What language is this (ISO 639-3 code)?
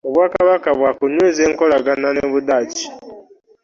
lug